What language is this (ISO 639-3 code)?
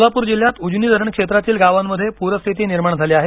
mar